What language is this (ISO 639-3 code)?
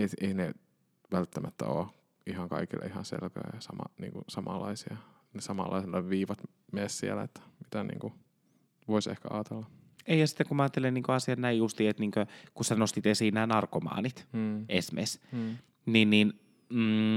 fin